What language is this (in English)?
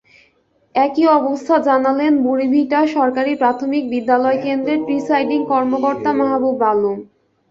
Bangla